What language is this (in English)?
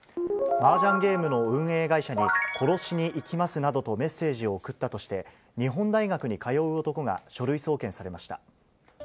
Japanese